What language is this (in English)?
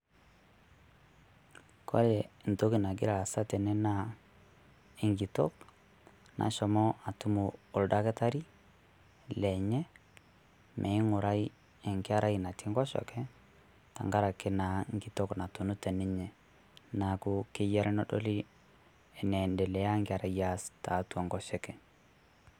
Masai